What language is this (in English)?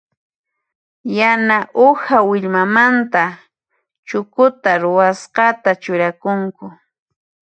Puno Quechua